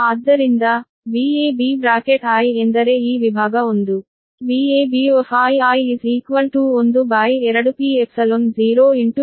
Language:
Kannada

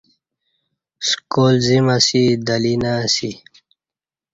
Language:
Kati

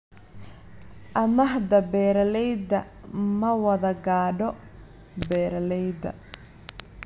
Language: Somali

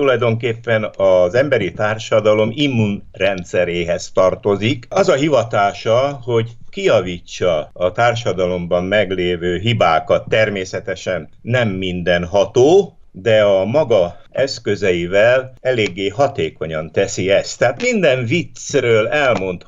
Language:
Hungarian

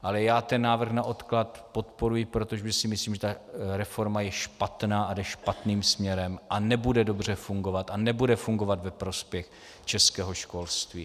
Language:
Czech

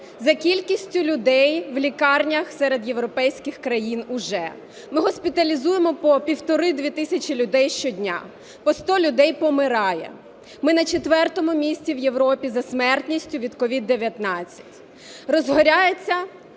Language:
Ukrainian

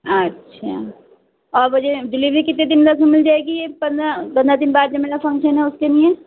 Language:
Urdu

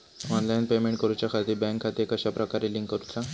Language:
Marathi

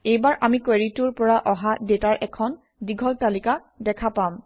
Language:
Assamese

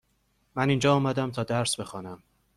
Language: Persian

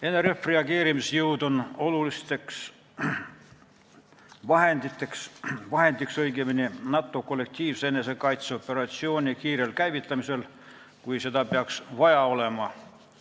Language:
Estonian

